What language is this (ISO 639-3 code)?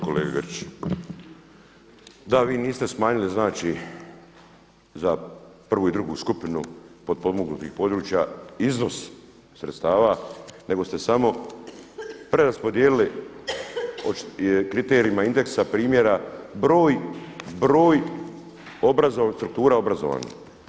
hrv